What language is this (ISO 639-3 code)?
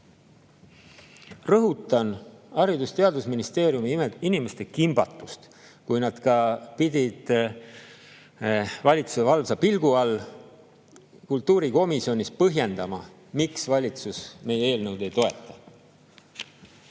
est